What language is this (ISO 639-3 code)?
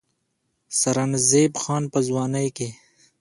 pus